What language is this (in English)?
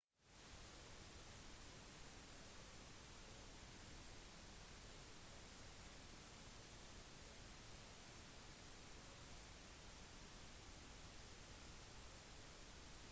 Norwegian Bokmål